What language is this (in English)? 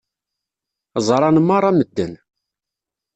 Kabyle